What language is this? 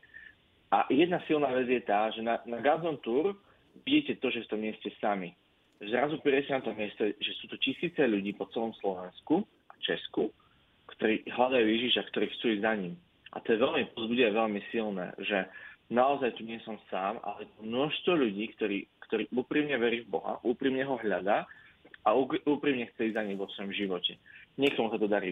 Slovak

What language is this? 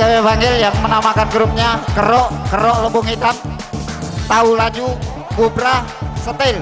Indonesian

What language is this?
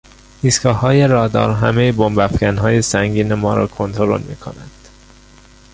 Persian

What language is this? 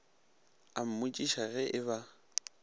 Northern Sotho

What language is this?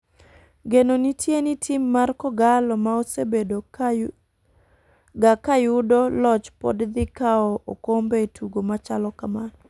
Luo (Kenya and Tanzania)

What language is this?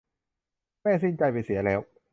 Thai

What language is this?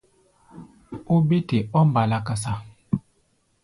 Gbaya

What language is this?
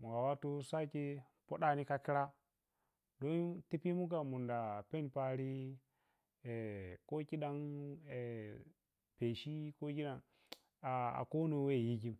Piya-Kwonci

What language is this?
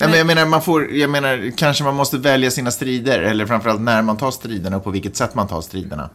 Swedish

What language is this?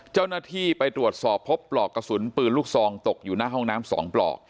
Thai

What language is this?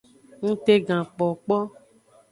Aja (Benin)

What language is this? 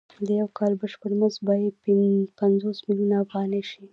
Pashto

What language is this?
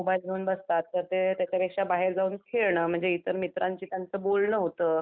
Marathi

